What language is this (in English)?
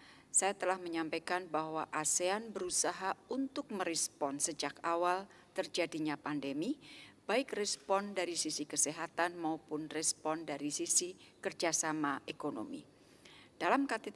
Indonesian